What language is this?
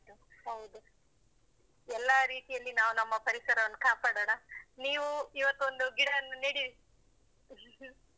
Kannada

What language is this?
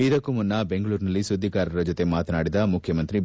Kannada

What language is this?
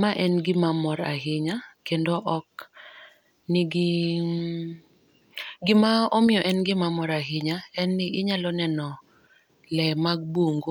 Luo (Kenya and Tanzania)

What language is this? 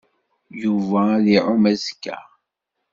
Kabyle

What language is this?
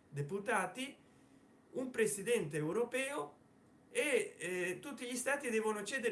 Italian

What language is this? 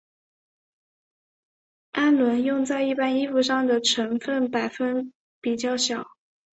Chinese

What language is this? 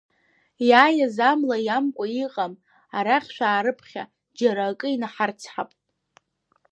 Abkhazian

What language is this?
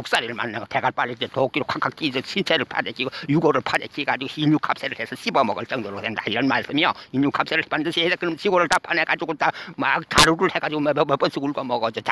Korean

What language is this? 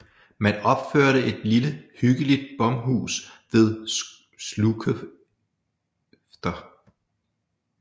Danish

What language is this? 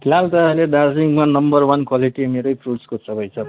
Nepali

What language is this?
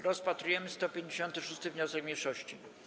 Polish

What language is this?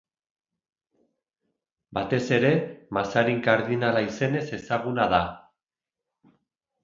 Basque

